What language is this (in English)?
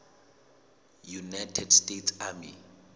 Southern Sotho